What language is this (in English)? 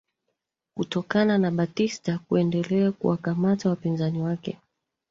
Swahili